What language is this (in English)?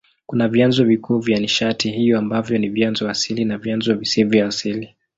Swahili